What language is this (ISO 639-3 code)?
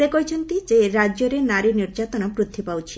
ori